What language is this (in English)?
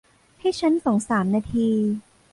Thai